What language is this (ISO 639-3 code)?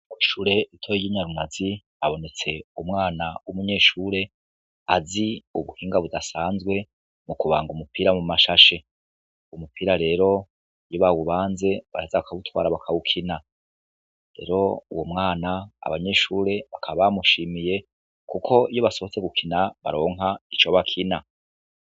run